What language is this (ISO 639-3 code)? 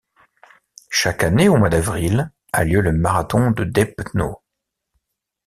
fra